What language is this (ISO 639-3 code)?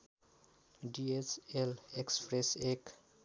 nep